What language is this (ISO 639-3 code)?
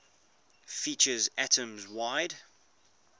eng